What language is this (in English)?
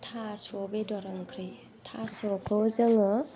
Bodo